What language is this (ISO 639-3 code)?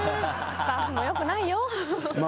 jpn